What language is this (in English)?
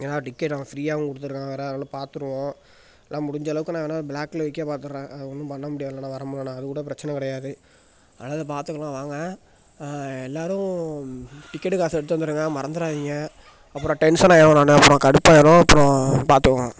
Tamil